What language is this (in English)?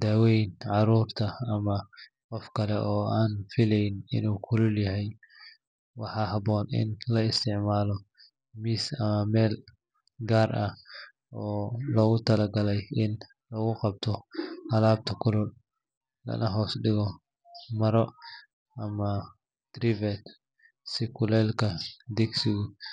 Somali